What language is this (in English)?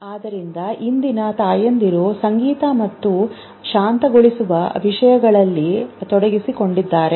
Kannada